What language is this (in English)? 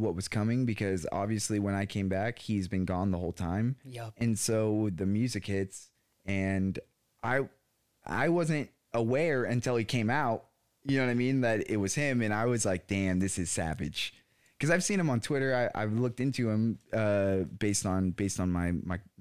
English